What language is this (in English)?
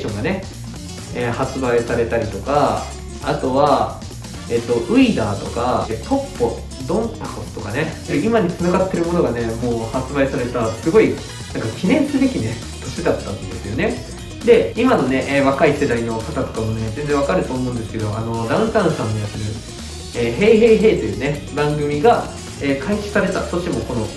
Japanese